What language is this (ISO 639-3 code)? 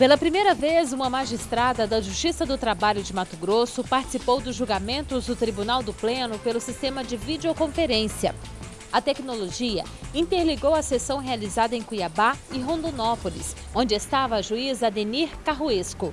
por